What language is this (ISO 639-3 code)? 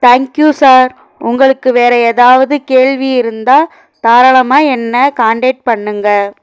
tam